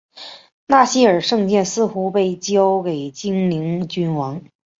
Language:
Chinese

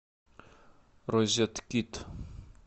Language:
Russian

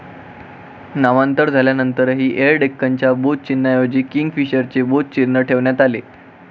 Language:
Marathi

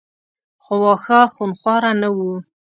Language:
Pashto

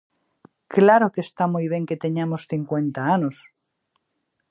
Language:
Galician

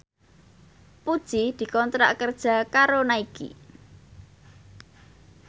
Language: Javanese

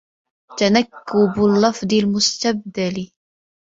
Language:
Arabic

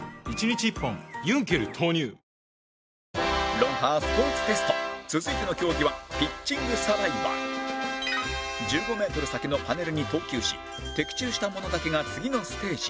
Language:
Japanese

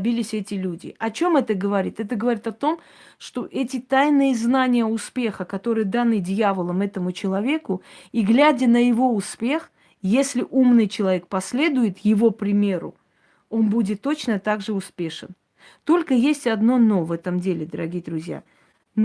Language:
Russian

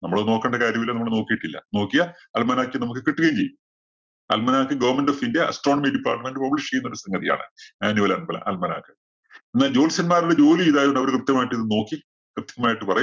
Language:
Malayalam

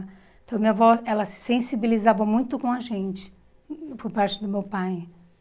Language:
Portuguese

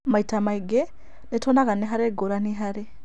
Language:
Kikuyu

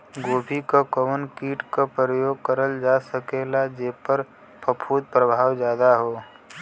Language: Bhojpuri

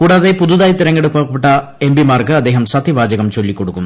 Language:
Malayalam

